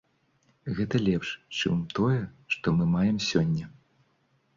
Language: Belarusian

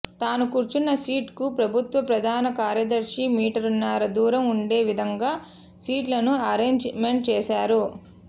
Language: Telugu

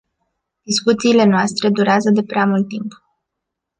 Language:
Romanian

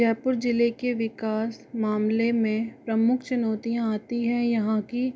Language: Hindi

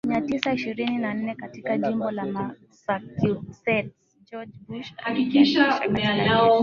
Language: Swahili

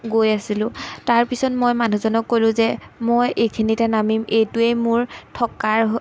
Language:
Assamese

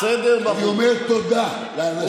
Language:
Hebrew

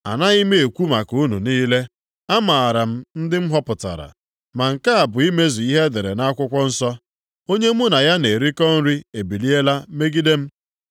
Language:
Igbo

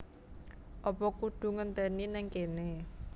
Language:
Javanese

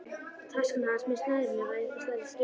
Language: Icelandic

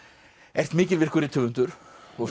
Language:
Icelandic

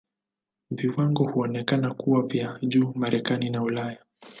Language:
Swahili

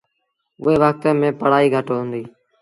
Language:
Sindhi Bhil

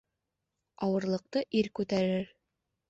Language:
Bashkir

